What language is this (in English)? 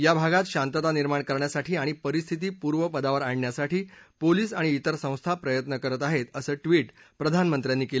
Marathi